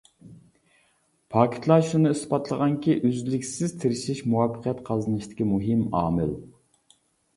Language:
Uyghur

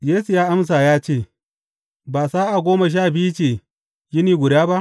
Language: Hausa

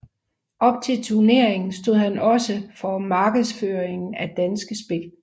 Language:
Danish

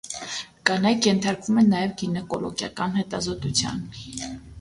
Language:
Armenian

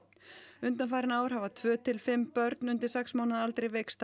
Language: Icelandic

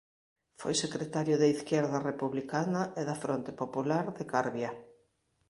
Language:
Galician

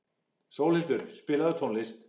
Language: Icelandic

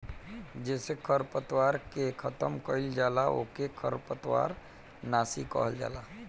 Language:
Bhojpuri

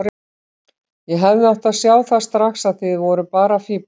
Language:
Icelandic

